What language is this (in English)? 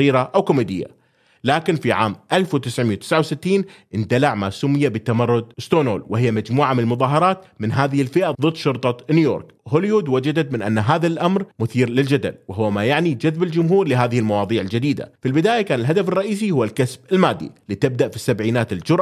Arabic